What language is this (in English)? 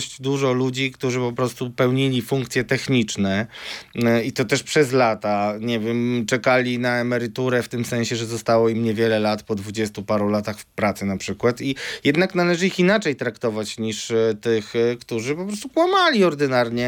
Polish